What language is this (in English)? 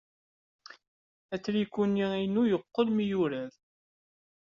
Kabyle